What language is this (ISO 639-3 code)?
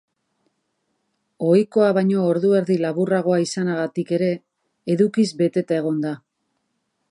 eus